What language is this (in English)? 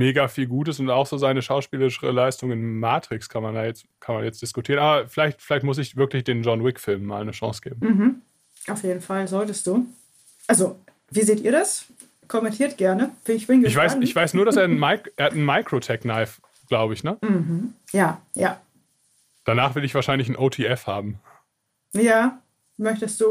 German